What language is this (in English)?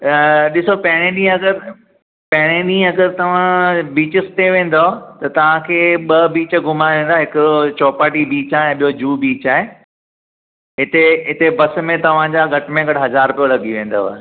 Sindhi